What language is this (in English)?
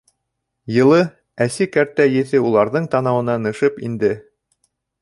Bashkir